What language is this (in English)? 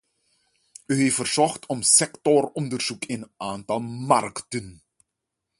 Dutch